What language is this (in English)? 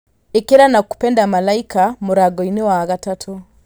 Kikuyu